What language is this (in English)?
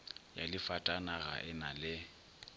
Northern Sotho